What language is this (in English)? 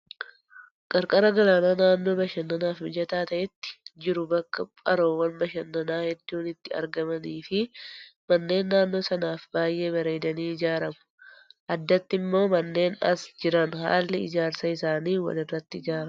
Oromo